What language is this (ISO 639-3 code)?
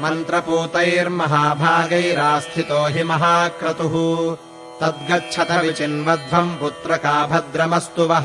kan